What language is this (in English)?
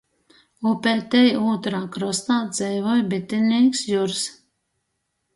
Latgalian